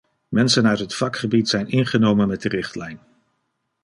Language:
Dutch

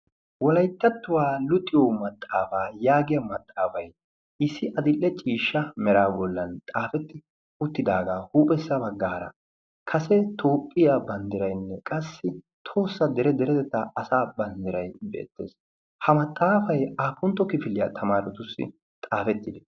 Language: Wolaytta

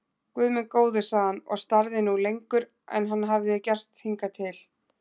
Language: Icelandic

